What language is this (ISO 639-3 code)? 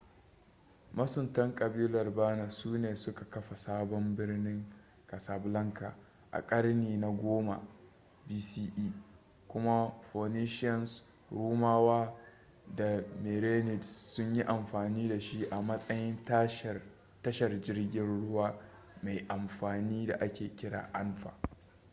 hau